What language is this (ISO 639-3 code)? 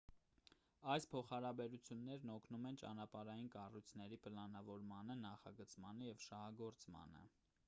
hye